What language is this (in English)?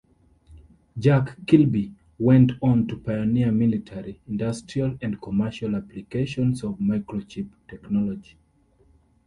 English